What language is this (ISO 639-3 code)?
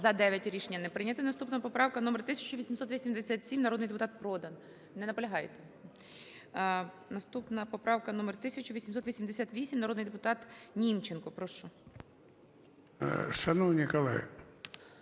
ukr